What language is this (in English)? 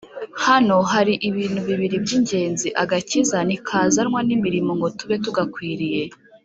Kinyarwanda